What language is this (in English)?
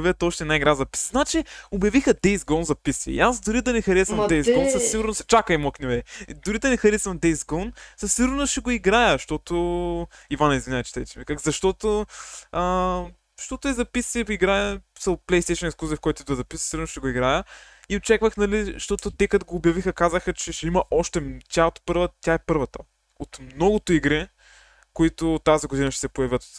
Bulgarian